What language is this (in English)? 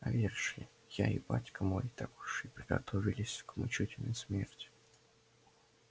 Russian